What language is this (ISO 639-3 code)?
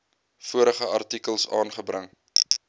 afr